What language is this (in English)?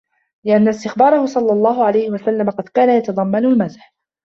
Arabic